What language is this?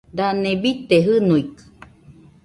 Nüpode Huitoto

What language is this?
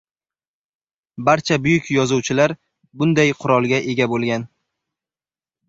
Uzbek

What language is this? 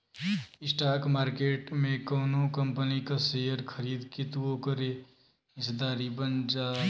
Bhojpuri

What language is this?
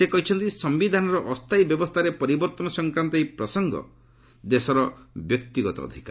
Odia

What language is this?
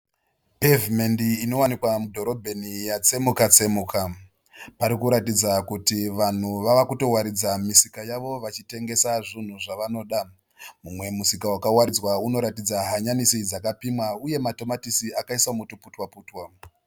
Shona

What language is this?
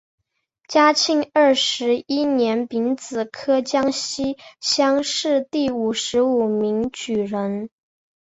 Chinese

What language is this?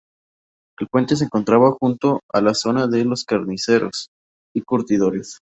Spanish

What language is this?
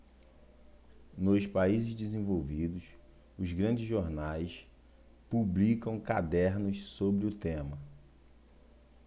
Portuguese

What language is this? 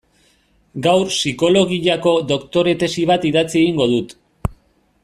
Basque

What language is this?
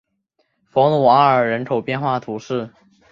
Chinese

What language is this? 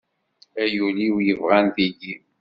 Kabyle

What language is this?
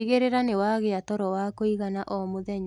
Kikuyu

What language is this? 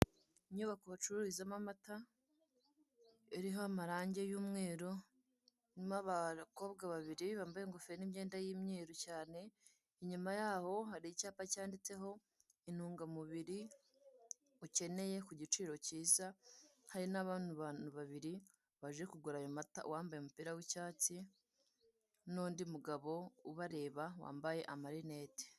Kinyarwanda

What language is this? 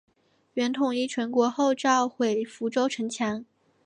Chinese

